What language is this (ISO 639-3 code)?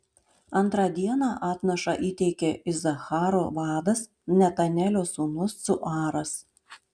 lit